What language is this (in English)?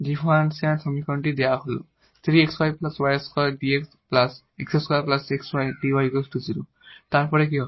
Bangla